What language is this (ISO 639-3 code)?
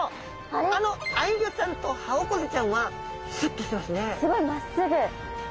jpn